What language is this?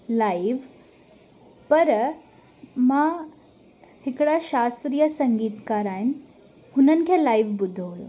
Sindhi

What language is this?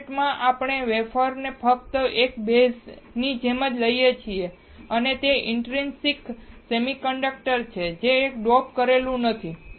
Gujarati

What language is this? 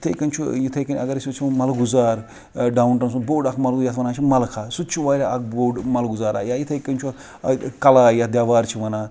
Kashmiri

